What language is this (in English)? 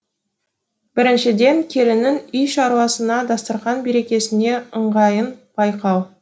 Kazakh